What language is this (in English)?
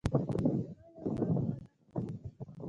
Pashto